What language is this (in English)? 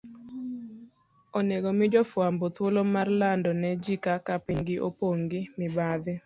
Luo (Kenya and Tanzania)